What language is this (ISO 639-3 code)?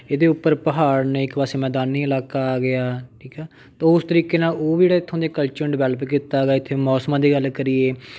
pan